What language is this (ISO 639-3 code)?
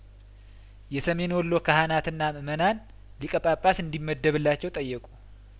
amh